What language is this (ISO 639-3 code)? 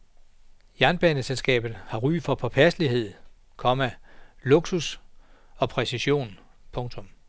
dan